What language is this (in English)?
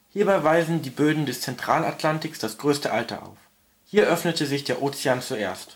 German